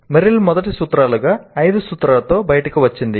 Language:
Telugu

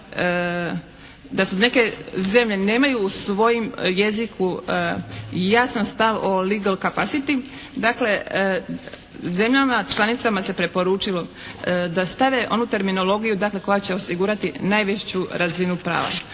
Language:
Croatian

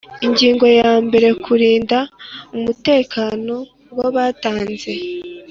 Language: Kinyarwanda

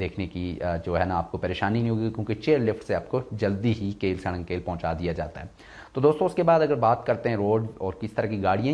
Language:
Hindi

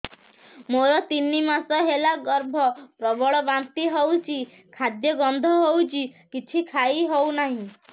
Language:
Odia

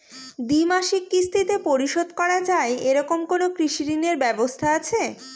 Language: Bangla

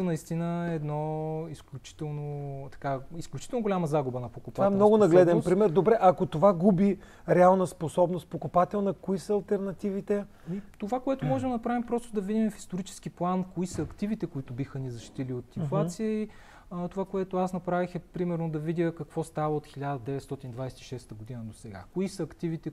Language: Bulgarian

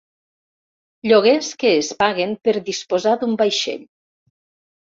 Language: Catalan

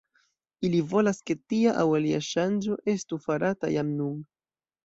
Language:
Esperanto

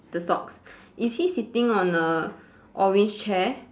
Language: English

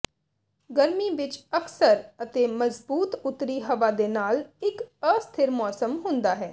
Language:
Punjabi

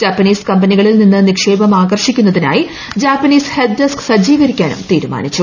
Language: Malayalam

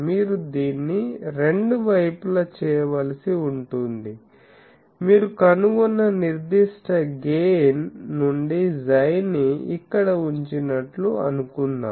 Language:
Telugu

